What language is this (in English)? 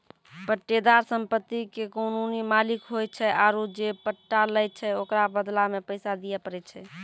Maithili